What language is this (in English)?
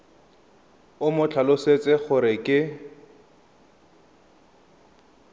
Tswana